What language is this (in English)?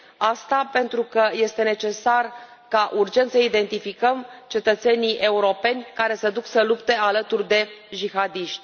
Romanian